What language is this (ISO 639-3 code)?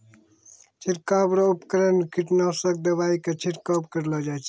mai